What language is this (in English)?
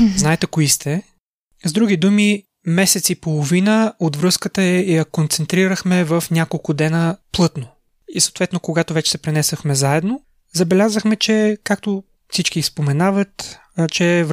Bulgarian